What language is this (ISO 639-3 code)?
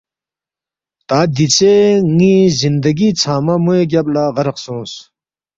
bft